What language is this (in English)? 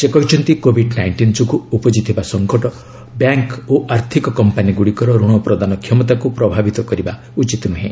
Odia